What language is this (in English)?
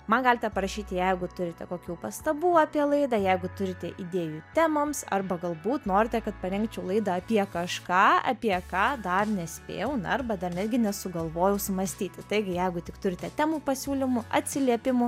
Lithuanian